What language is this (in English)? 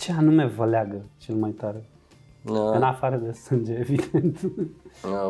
Romanian